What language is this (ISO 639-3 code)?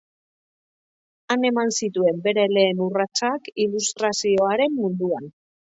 eus